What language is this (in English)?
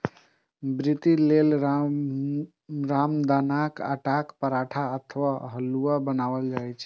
Maithili